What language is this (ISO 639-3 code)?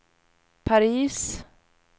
swe